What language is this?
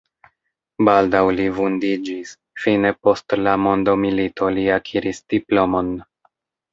Esperanto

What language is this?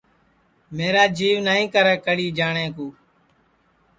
Sansi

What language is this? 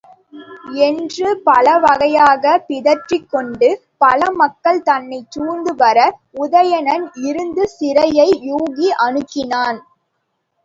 Tamil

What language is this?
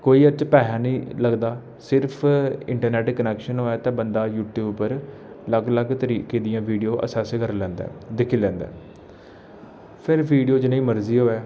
Dogri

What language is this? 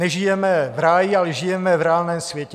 Czech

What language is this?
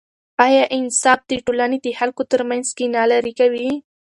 Pashto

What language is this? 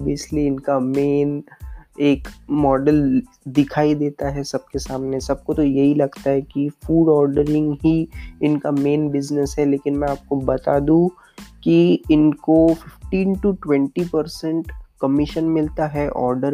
Hindi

